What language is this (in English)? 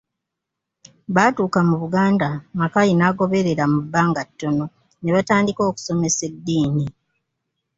Ganda